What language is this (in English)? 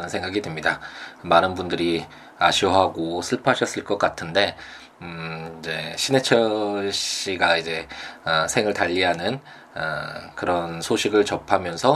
Korean